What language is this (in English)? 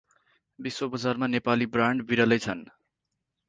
Nepali